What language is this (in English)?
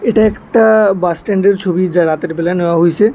Bangla